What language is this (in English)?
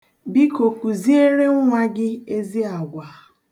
Igbo